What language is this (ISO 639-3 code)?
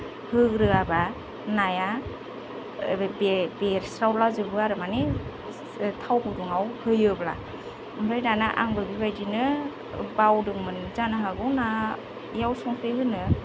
brx